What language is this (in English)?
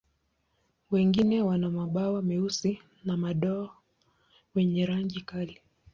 Swahili